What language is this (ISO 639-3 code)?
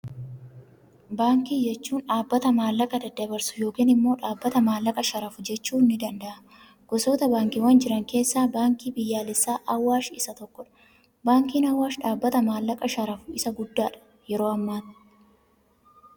orm